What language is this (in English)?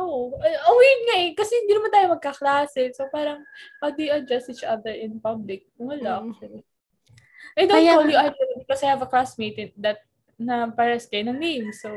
Filipino